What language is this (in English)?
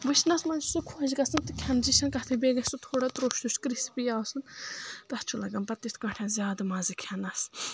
Kashmiri